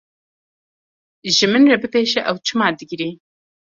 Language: Kurdish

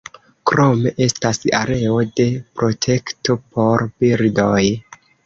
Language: Esperanto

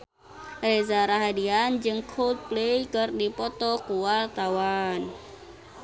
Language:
Sundanese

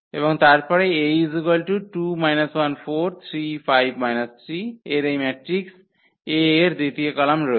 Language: Bangla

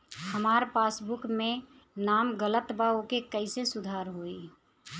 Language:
Bhojpuri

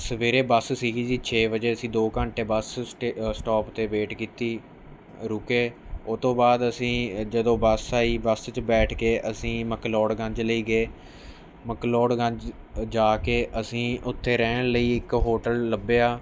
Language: Punjabi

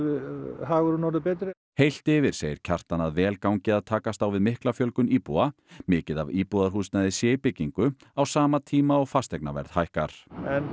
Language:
Icelandic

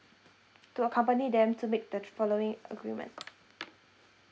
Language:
English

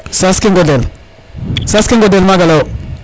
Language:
Serer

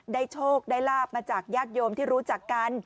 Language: Thai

